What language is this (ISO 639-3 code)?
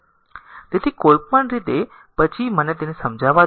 guj